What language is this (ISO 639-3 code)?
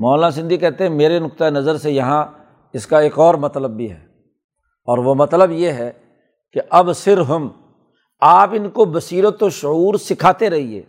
urd